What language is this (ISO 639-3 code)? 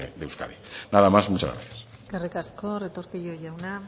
eus